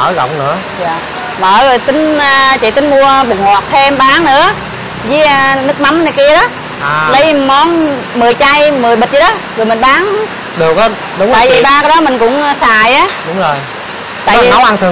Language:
Vietnamese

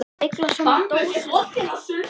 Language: Icelandic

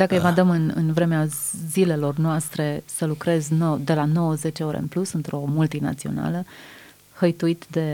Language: Romanian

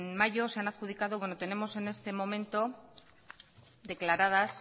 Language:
Spanish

